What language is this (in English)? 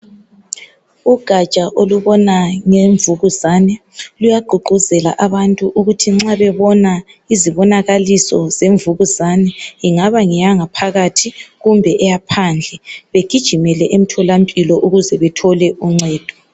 North Ndebele